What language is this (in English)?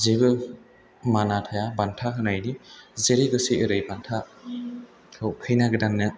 Bodo